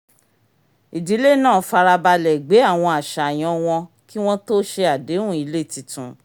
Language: Yoruba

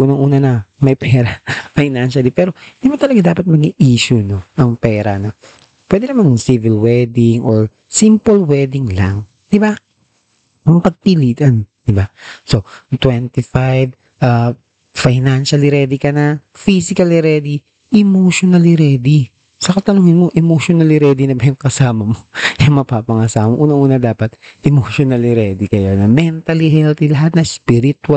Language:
Filipino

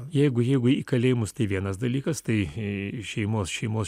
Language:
Lithuanian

